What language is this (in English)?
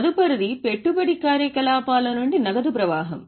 Telugu